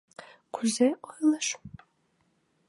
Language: Mari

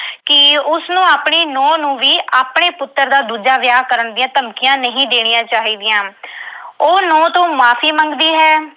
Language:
Punjabi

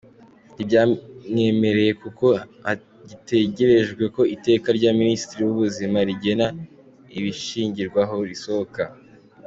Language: Kinyarwanda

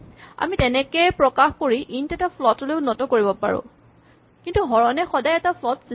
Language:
Assamese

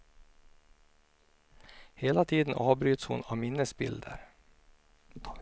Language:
Swedish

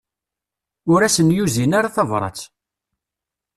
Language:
Kabyle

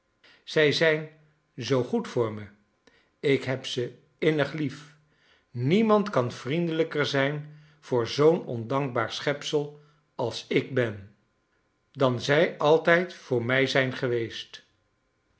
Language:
Dutch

